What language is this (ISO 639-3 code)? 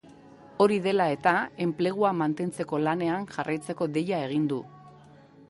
eus